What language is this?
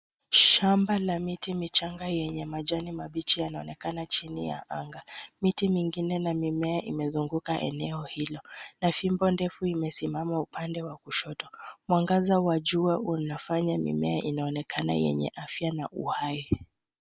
Swahili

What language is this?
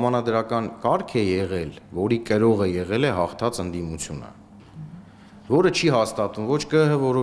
Russian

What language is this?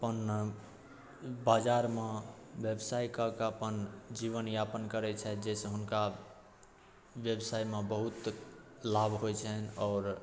Maithili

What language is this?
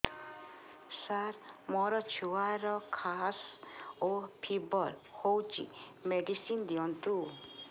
Odia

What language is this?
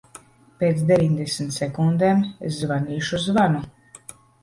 Latvian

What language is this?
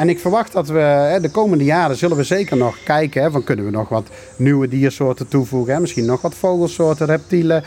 Dutch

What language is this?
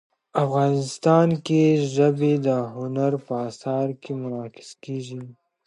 Pashto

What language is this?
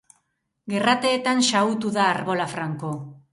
Basque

